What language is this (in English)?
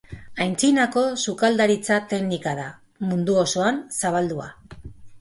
Basque